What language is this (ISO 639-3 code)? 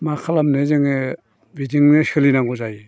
brx